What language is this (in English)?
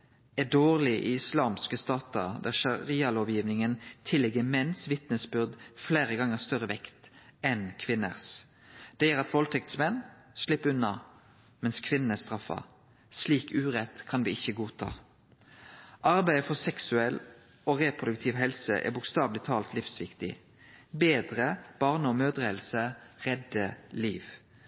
Norwegian Nynorsk